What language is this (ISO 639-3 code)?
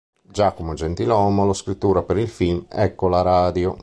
ita